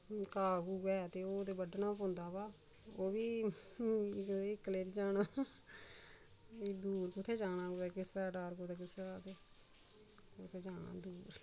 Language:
Dogri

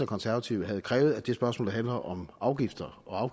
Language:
Danish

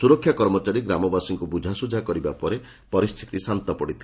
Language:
Odia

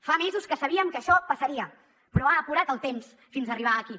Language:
Catalan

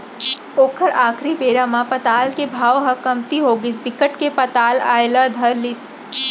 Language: Chhattisgarhi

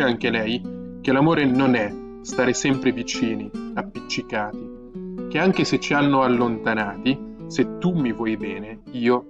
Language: Italian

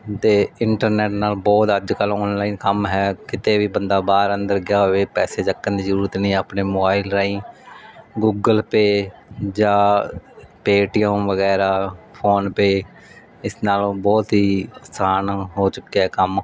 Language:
Punjabi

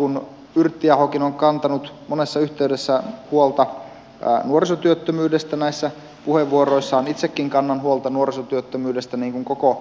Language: Finnish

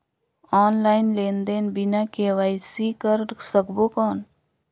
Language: Chhattisgarhi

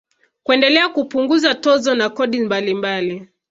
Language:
Swahili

